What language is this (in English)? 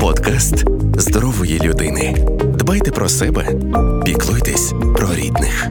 Ukrainian